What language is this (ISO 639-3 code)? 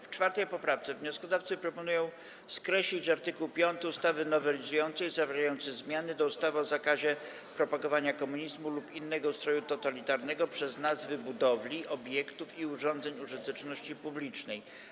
pol